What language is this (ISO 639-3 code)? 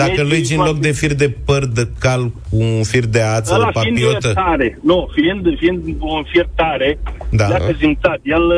ron